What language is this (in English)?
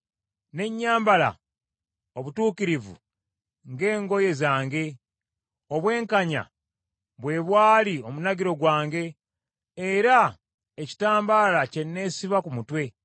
Ganda